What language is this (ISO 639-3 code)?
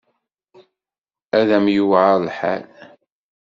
kab